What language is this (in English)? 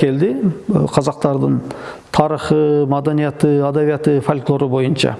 Turkish